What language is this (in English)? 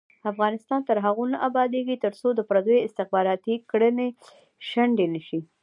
Pashto